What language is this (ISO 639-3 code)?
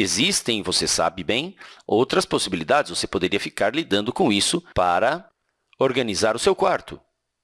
por